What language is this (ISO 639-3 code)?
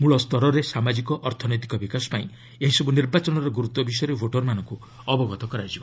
ori